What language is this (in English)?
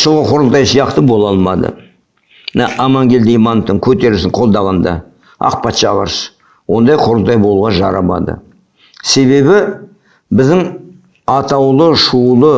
Kazakh